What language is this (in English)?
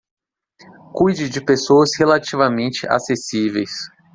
Portuguese